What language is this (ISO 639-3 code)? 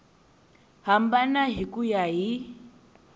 tso